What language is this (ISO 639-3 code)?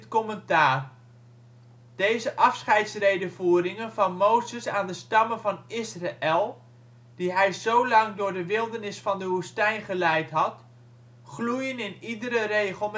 nld